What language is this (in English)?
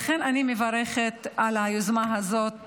Hebrew